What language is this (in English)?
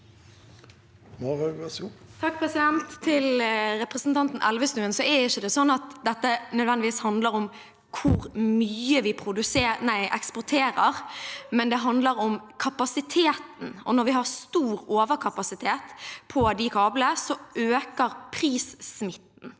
Norwegian